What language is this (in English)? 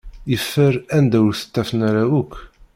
Kabyle